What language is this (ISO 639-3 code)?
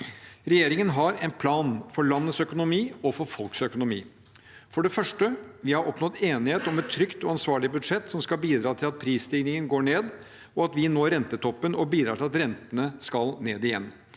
nor